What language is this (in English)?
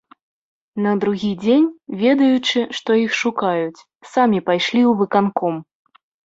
Belarusian